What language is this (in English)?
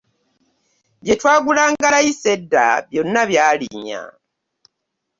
Ganda